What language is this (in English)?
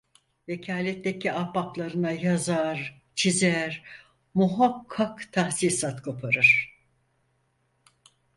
Turkish